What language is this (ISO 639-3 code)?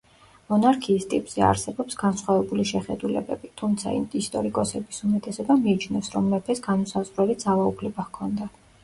kat